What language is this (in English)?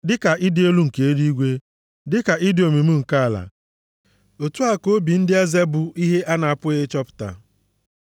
Igbo